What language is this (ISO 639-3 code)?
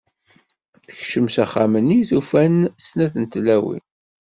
kab